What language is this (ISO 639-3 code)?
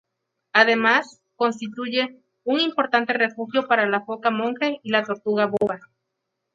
spa